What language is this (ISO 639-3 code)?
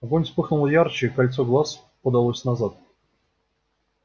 rus